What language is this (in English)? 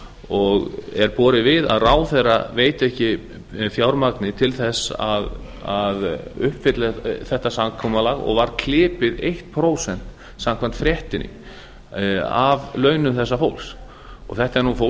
Icelandic